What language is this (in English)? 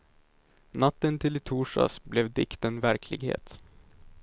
Swedish